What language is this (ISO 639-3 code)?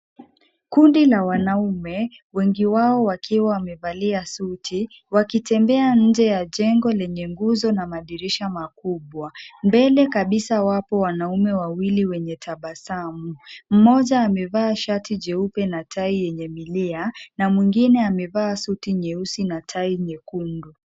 swa